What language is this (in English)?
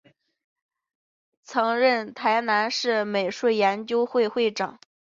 Chinese